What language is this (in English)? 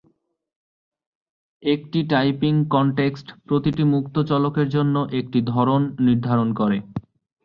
Bangla